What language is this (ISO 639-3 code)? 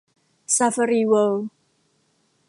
tha